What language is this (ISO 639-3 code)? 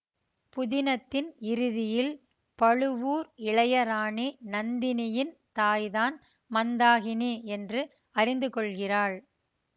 tam